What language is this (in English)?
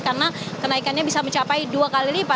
Indonesian